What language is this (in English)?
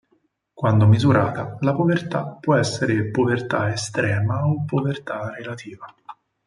Italian